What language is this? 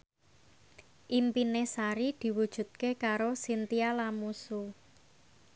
Javanese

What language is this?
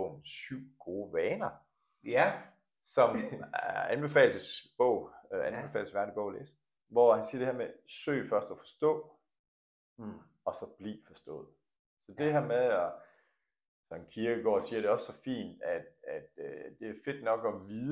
Danish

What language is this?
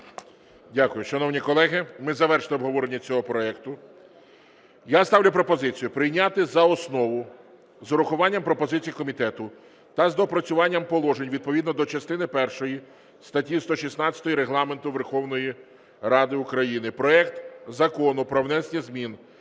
Ukrainian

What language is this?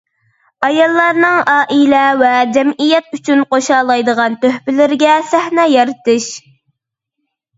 Uyghur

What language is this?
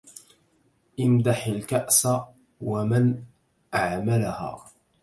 Arabic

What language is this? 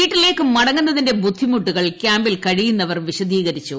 Malayalam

